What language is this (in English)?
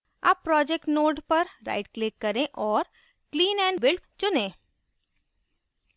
Hindi